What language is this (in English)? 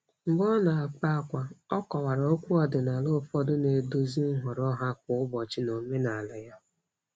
Igbo